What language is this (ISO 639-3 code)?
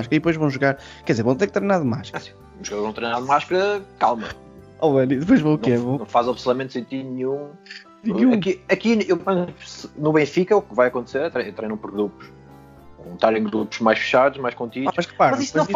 por